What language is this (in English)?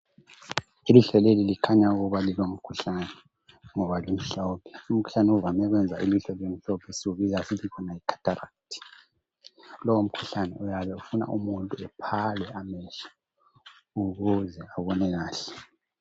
North Ndebele